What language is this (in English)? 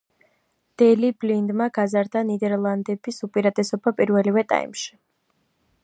Georgian